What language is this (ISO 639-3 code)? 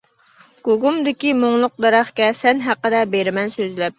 uig